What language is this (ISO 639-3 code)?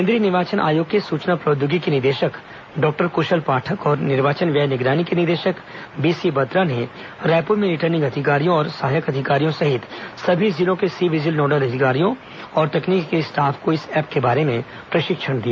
hin